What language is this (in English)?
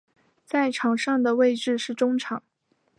Chinese